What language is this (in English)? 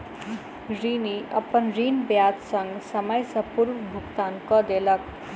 Maithili